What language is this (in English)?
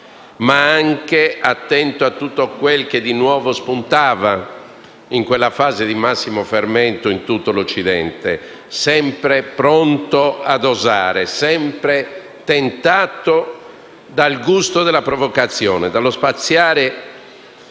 Italian